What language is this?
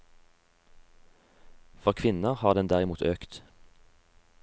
Norwegian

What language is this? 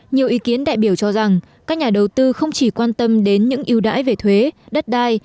Vietnamese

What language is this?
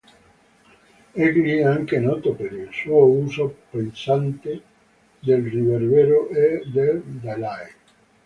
Italian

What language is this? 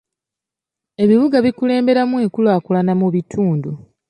Ganda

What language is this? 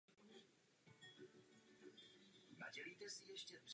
Czech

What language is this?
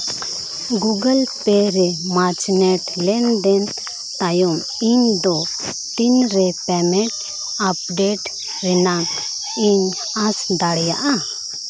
Santali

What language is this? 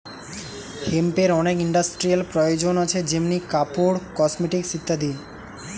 Bangla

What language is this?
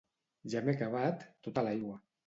Catalan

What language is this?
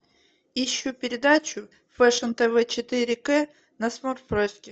Russian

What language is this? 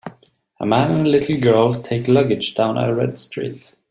English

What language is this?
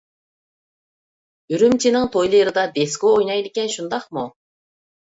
Uyghur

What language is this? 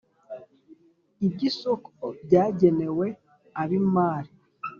Kinyarwanda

